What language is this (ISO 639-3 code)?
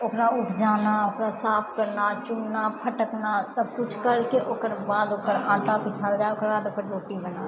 mai